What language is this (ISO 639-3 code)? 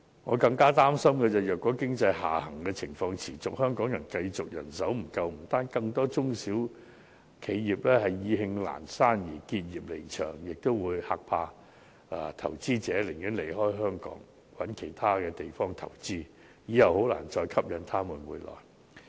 yue